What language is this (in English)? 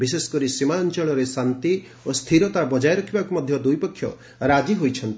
Odia